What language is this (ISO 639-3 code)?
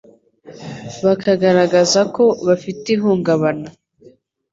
kin